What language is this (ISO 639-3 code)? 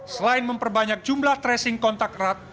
ind